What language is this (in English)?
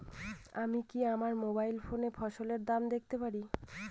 Bangla